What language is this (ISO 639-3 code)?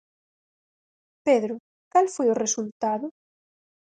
glg